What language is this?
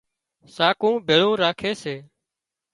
Wadiyara Koli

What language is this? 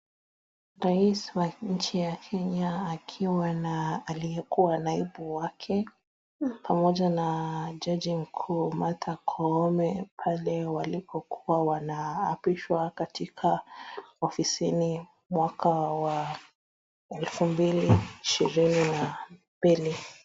Swahili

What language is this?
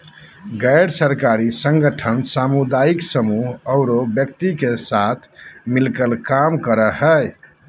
Magahi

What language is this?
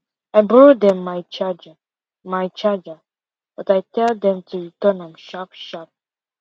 Nigerian Pidgin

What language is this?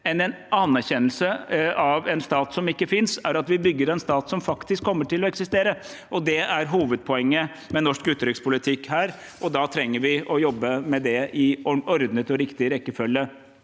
Norwegian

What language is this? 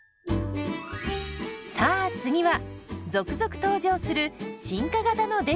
Japanese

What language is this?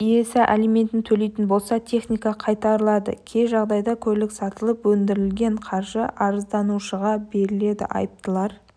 Kazakh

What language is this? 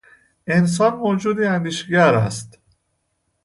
Persian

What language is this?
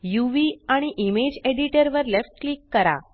Marathi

